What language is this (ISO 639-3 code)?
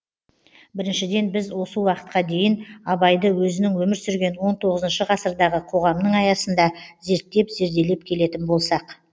kaz